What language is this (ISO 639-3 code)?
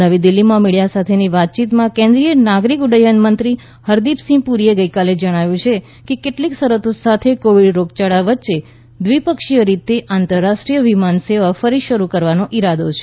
guj